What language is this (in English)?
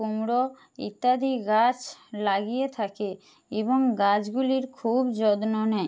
Bangla